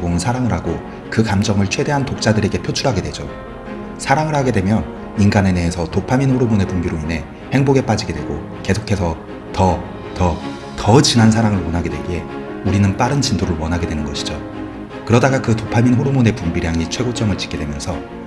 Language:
Korean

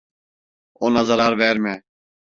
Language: Turkish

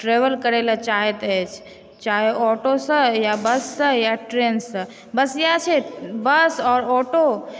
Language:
Maithili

